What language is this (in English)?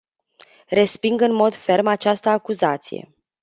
Romanian